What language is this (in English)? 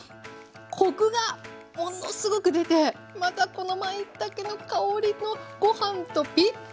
Japanese